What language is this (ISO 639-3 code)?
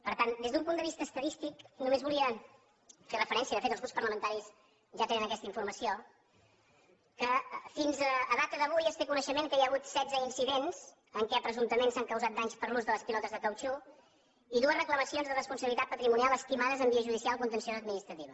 cat